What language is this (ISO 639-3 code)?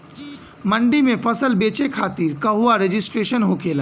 bho